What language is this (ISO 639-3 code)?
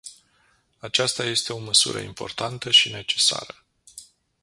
ron